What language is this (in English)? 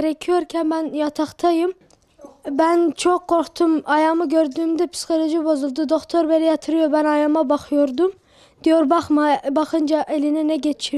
Turkish